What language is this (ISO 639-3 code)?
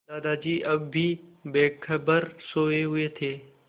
hin